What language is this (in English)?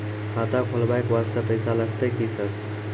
Maithili